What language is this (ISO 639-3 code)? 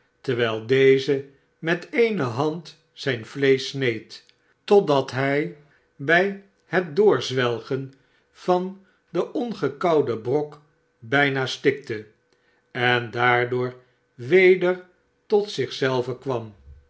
nld